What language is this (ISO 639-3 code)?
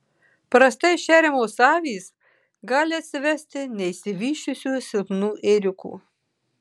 lit